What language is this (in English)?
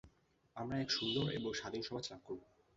Bangla